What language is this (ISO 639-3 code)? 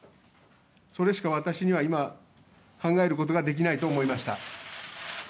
jpn